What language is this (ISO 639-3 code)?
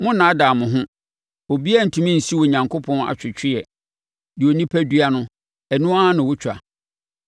aka